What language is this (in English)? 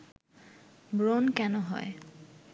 Bangla